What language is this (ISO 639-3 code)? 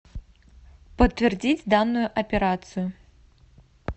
rus